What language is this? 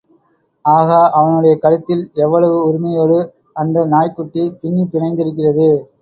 Tamil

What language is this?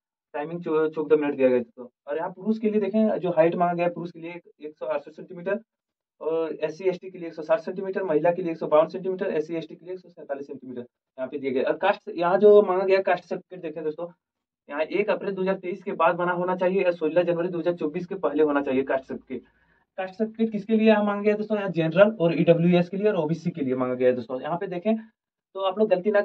Hindi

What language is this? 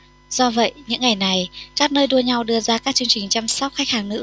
Vietnamese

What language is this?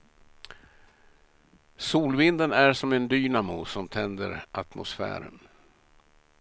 Swedish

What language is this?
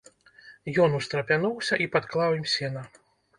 Belarusian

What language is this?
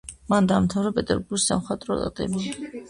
Georgian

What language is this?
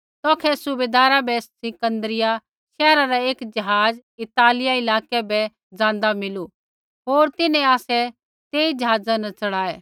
Kullu Pahari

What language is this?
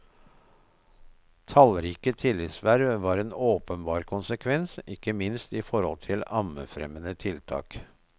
Norwegian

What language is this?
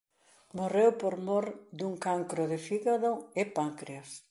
Galician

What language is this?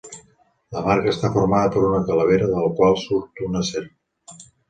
Catalan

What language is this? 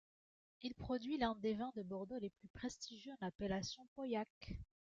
French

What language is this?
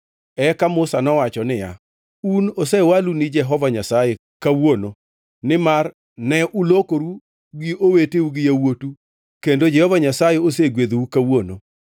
Luo (Kenya and Tanzania)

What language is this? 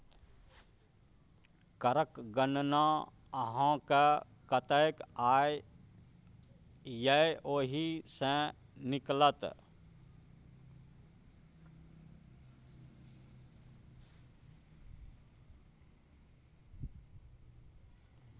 Maithili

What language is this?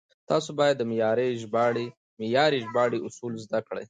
Pashto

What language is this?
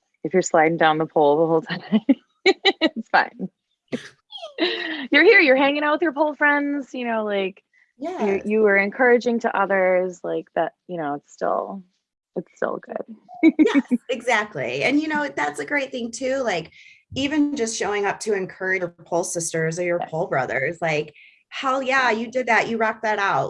English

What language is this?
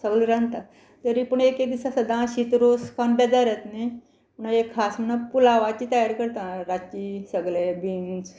Konkani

